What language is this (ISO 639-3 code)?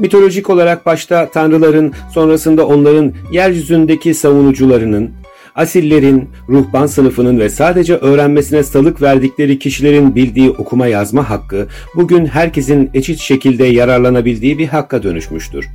tur